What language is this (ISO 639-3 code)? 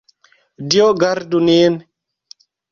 epo